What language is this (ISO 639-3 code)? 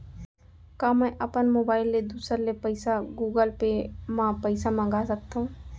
hne